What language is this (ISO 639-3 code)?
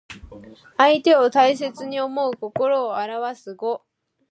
jpn